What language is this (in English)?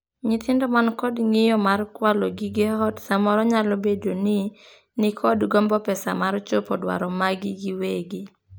Luo (Kenya and Tanzania)